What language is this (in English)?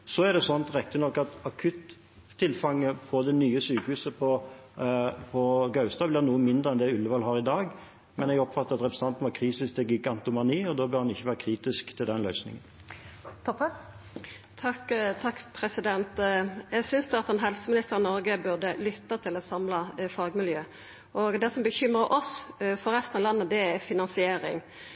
Norwegian